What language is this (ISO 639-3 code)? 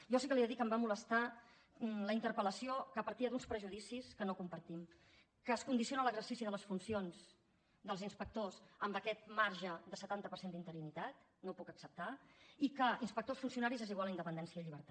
cat